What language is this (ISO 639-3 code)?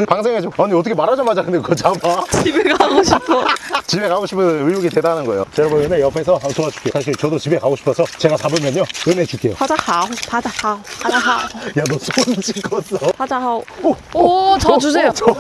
kor